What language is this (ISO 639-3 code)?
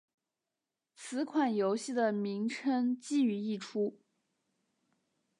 zho